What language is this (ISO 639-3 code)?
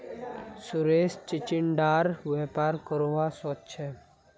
mag